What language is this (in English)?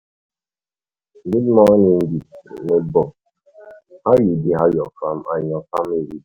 Nigerian Pidgin